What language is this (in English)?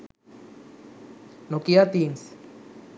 Sinhala